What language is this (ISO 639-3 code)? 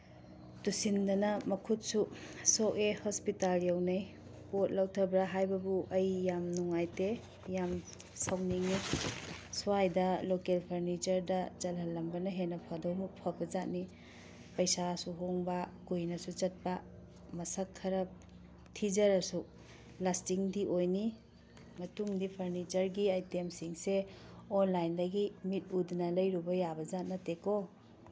mni